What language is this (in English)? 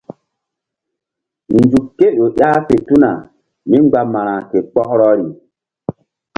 Mbum